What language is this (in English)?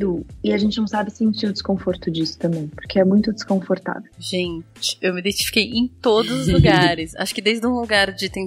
Portuguese